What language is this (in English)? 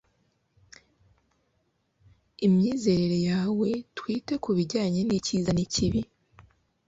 Kinyarwanda